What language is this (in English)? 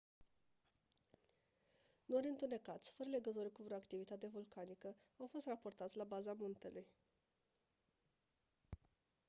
Romanian